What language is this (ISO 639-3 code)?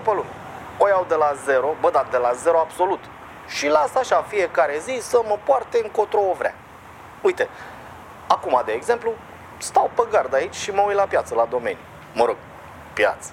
ron